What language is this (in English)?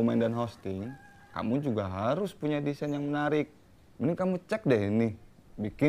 Indonesian